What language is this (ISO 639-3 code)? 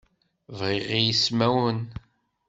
kab